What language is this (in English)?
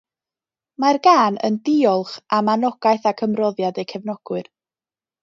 Welsh